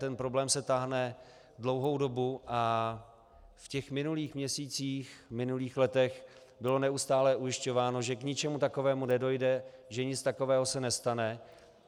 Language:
Czech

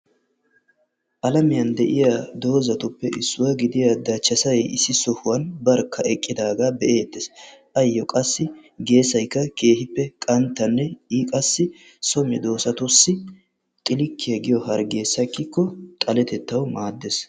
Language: Wolaytta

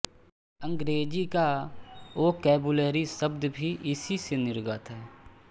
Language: Hindi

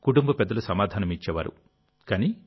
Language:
Telugu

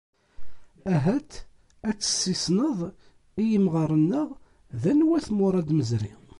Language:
Kabyle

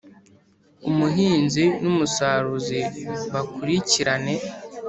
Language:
Kinyarwanda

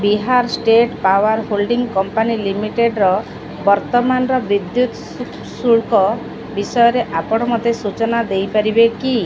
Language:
Odia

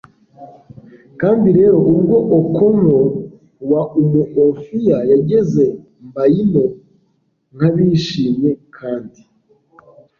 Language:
Kinyarwanda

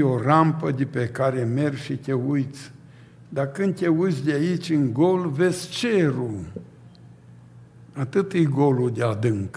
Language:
Romanian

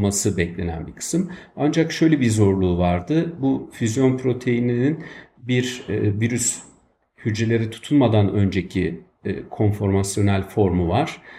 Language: Turkish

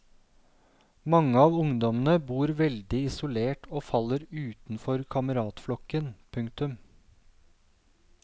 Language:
Norwegian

